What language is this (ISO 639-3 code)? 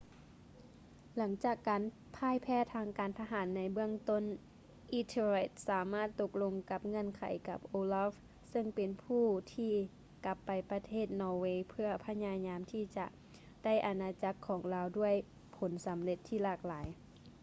lao